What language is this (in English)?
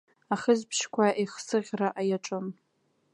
Abkhazian